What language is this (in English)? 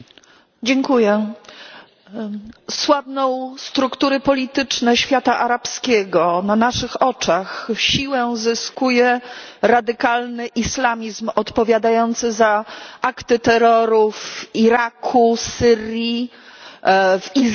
Polish